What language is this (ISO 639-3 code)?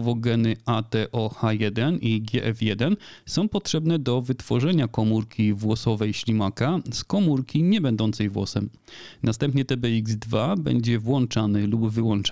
pol